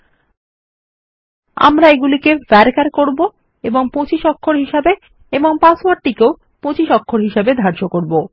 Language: Bangla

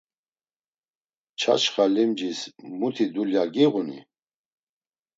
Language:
Laz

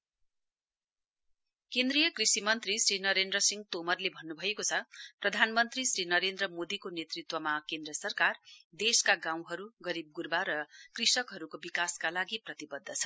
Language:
Nepali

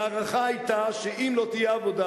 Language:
Hebrew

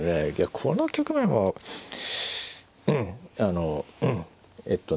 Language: Japanese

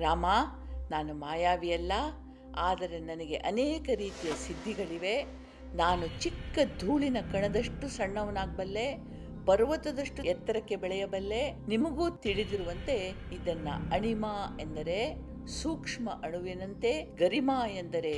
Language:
Kannada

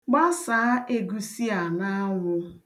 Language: Igbo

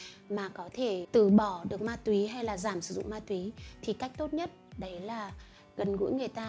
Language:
Vietnamese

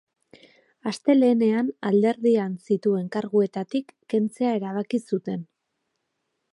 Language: Basque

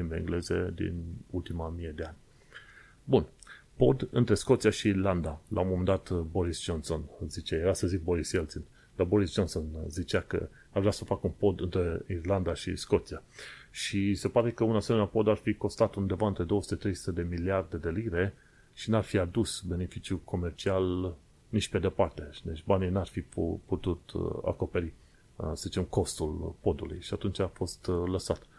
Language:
Romanian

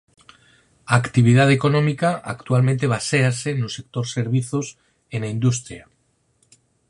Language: Galician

